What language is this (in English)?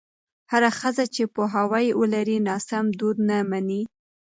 Pashto